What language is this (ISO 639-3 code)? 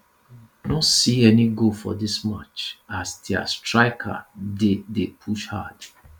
pcm